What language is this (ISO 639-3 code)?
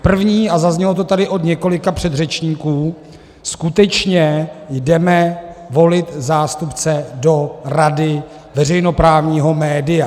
ces